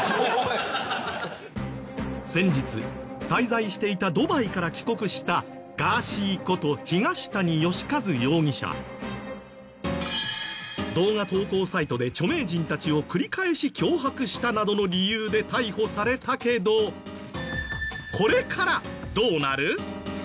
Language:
Japanese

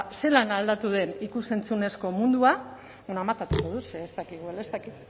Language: Basque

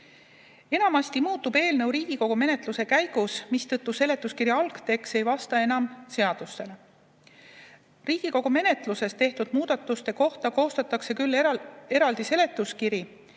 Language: Estonian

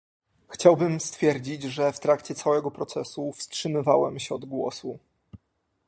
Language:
Polish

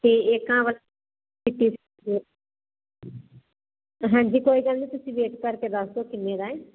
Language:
Punjabi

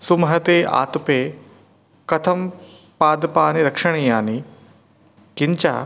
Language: Sanskrit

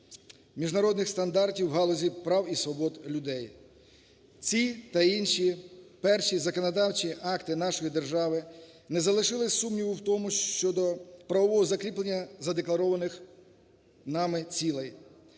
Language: Ukrainian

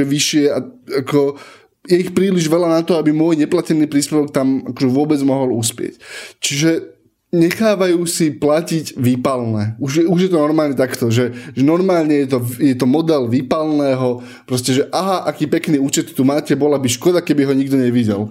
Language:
Slovak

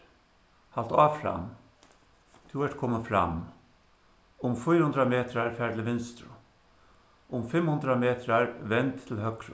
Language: Faroese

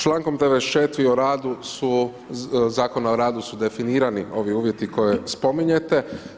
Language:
Croatian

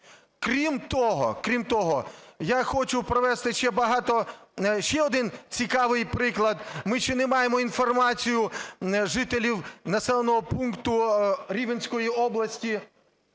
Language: Ukrainian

